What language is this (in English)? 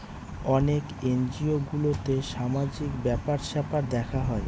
Bangla